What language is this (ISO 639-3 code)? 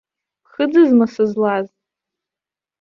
abk